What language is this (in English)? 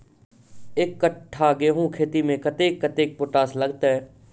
Maithili